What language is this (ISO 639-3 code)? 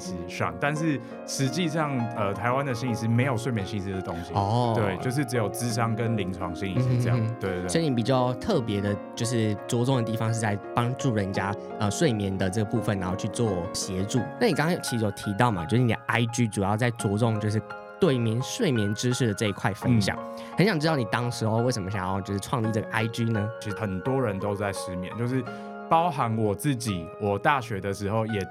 zho